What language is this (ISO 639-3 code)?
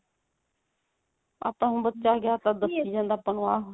pan